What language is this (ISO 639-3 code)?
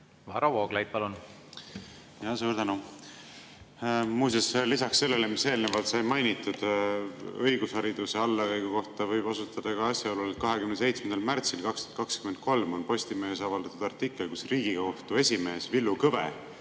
est